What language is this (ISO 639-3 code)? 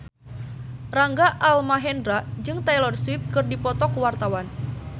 sun